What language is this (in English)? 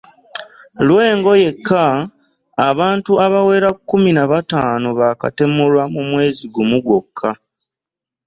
Ganda